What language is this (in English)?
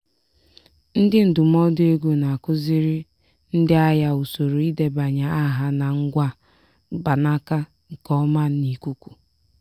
Igbo